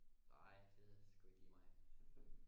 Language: Danish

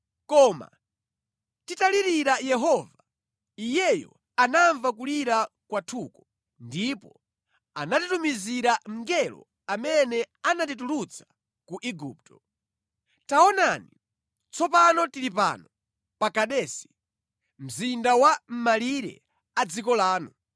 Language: Nyanja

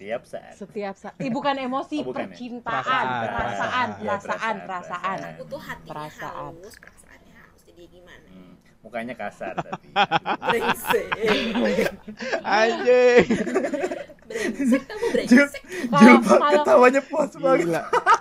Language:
Indonesian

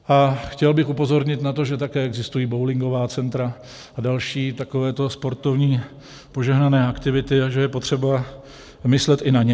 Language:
Czech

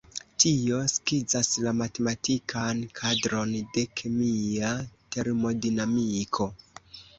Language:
Esperanto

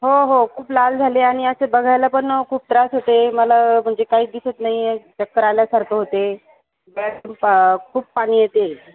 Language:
Marathi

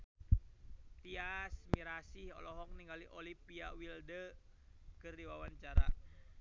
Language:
Sundanese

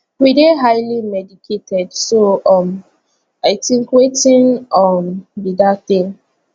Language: Nigerian Pidgin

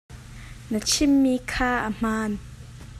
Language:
Hakha Chin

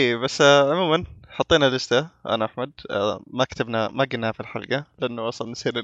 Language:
Arabic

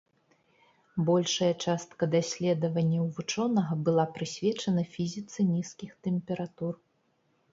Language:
Belarusian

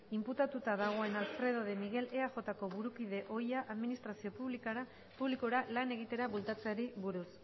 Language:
Basque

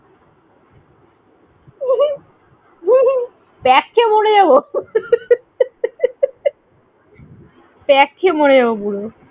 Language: Bangla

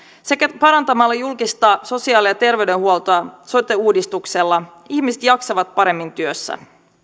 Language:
Finnish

